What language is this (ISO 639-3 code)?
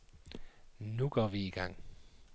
dan